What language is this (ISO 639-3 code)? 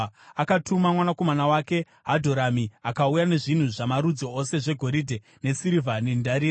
sna